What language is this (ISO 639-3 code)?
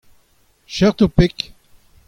bre